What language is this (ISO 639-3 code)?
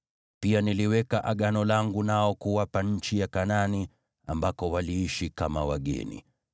swa